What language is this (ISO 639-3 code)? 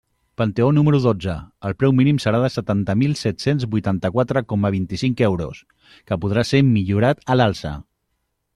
cat